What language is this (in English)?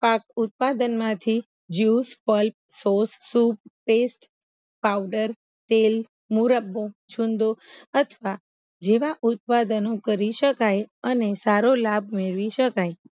Gujarati